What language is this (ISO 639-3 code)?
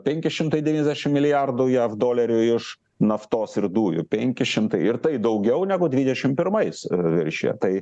lit